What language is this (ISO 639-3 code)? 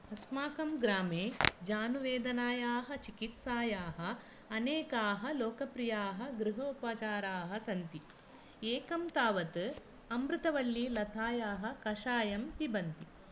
san